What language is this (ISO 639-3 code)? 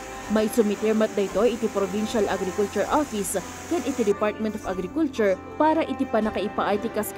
fil